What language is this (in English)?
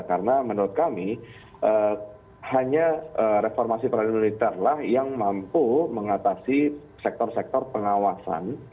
Indonesian